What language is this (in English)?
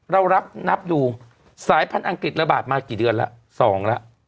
Thai